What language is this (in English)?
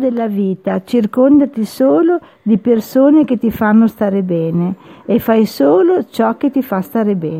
Italian